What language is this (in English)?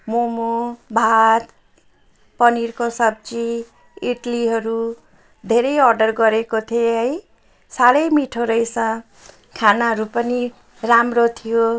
Nepali